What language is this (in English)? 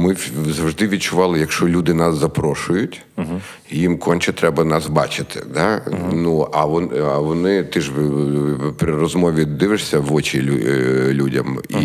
Ukrainian